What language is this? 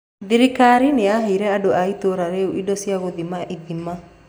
Kikuyu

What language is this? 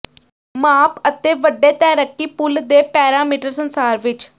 Punjabi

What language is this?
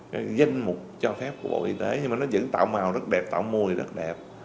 Vietnamese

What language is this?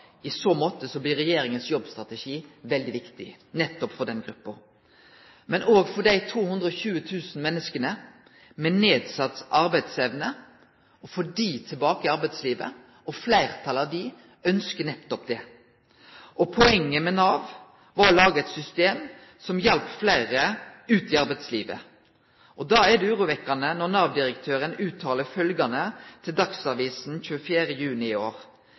Norwegian Nynorsk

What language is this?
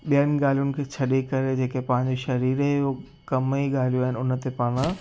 Sindhi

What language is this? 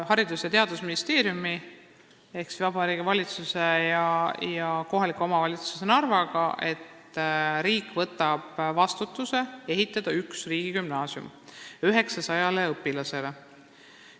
Estonian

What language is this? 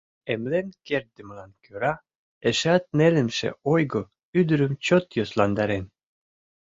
Mari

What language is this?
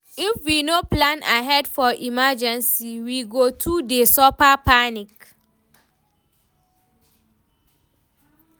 Nigerian Pidgin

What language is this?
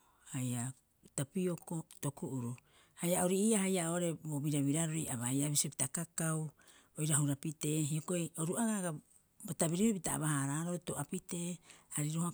Rapoisi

